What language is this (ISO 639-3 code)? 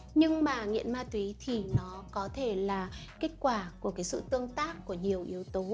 vie